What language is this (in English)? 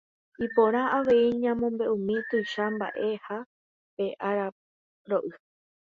Guarani